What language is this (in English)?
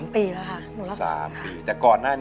Thai